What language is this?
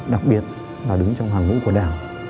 Vietnamese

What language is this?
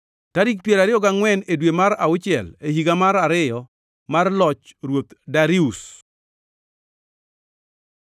Luo (Kenya and Tanzania)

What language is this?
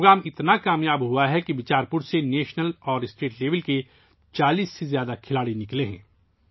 Urdu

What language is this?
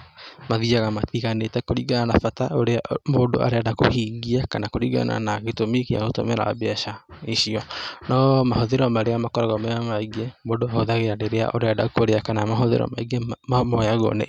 Kikuyu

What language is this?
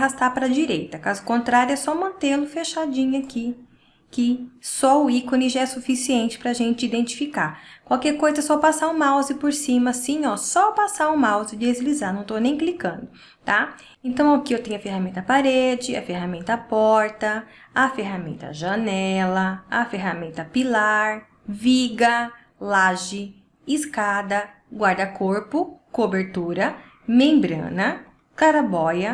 Portuguese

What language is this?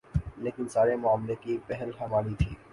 Urdu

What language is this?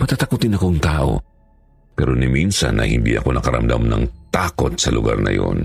Filipino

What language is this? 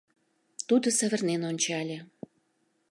Mari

